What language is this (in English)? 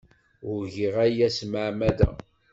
Kabyle